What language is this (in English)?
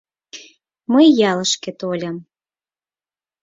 Mari